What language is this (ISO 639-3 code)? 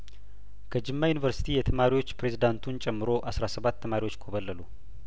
amh